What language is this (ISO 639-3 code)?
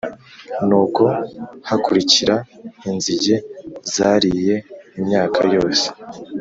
kin